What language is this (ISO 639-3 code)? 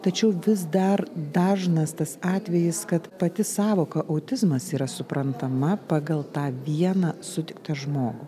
lit